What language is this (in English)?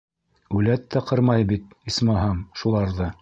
Bashkir